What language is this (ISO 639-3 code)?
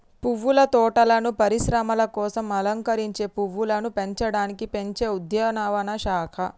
tel